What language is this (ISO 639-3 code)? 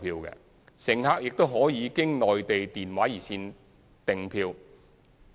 yue